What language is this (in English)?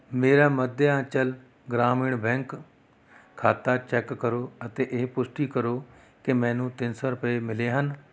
Punjabi